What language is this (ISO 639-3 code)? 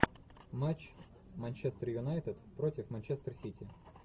rus